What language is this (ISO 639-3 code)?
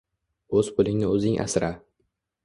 uzb